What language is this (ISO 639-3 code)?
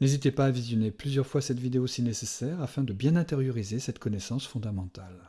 fra